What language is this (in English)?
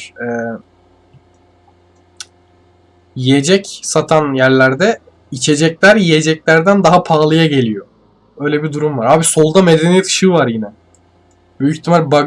Turkish